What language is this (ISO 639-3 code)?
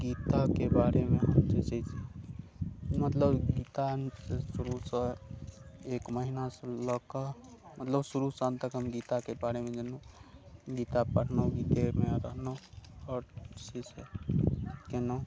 mai